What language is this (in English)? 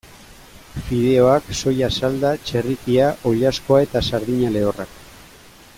Basque